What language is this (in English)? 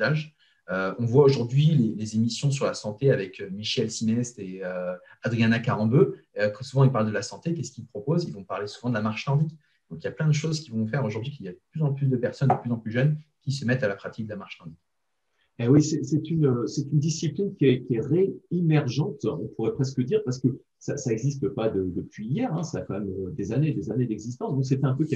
French